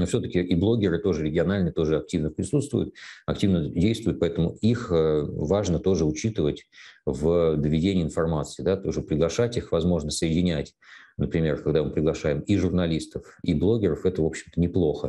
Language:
Russian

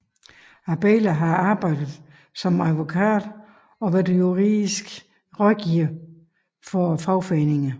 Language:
Danish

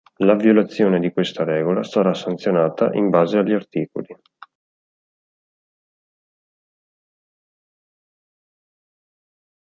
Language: Italian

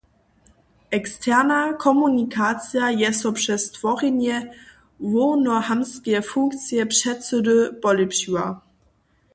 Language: Upper Sorbian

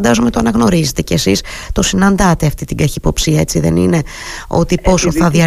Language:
Greek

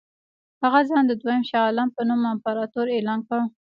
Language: Pashto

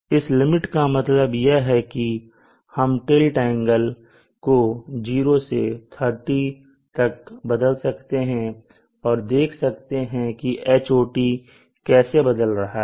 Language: Hindi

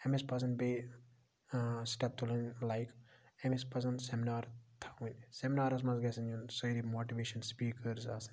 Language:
Kashmiri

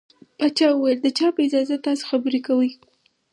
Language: Pashto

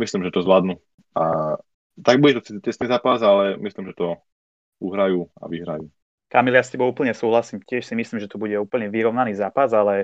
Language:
Slovak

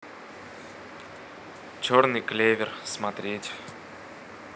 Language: Russian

